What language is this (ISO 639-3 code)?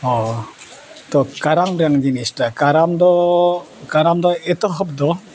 sat